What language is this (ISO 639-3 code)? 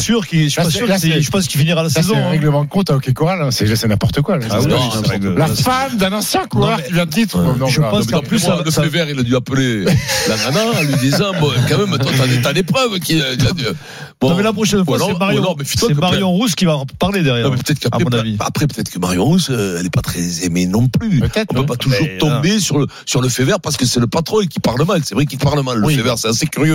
fra